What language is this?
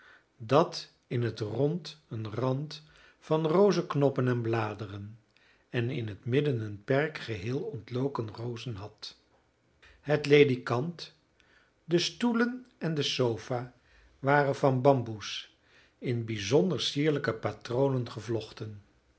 Dutch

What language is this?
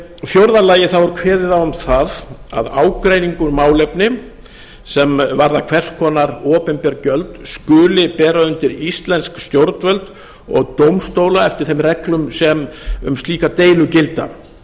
Icelandic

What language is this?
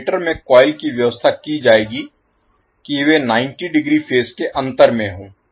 Hindi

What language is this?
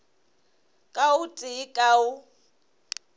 Northern Sotho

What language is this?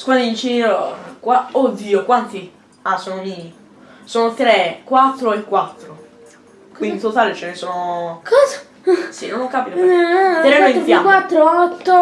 Italian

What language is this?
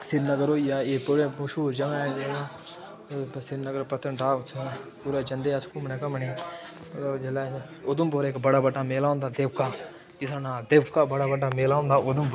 Dogri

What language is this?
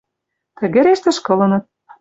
Western Mari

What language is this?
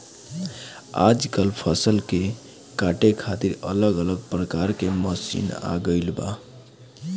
Bhojpuri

